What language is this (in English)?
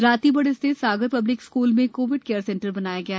Hindi